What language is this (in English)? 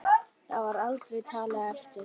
Icelandic